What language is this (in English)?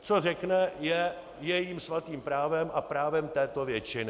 Czech